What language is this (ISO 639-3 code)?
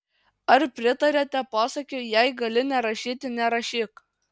lit